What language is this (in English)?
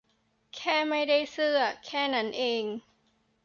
Thai